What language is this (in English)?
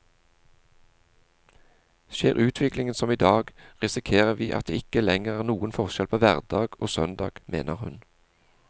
Norwegian